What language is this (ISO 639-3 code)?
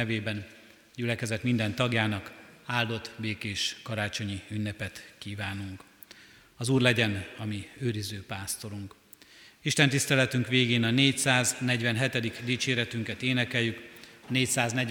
hun